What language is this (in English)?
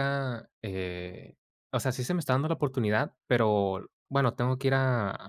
Spanish